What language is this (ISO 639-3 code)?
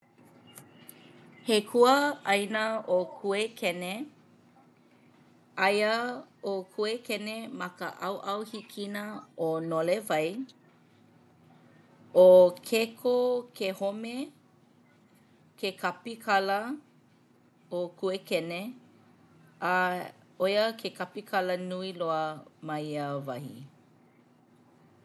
haw